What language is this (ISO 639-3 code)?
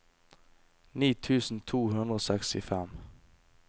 nor